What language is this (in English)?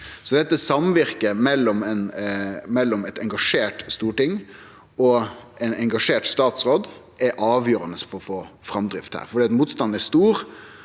Norwegian